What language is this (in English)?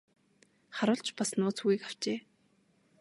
Mongolian